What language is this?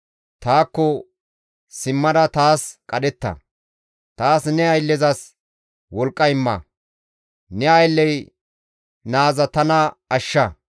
Gamo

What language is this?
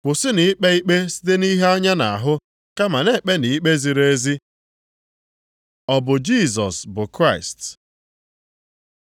Igbo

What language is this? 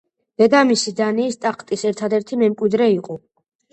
Georgian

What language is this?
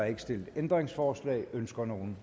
Danish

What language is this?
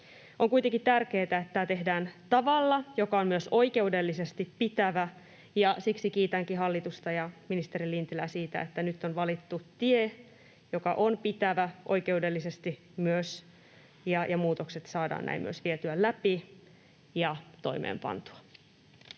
Finnish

